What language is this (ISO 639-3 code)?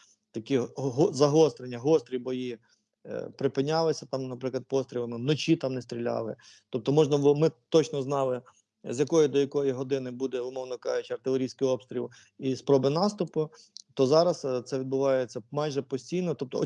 ukr